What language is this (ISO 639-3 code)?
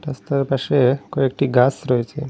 ben